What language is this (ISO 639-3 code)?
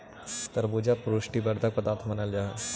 mag